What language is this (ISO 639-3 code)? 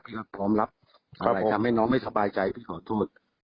tha